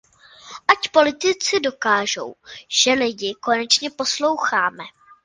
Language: Czech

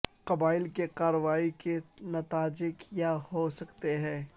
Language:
Urdu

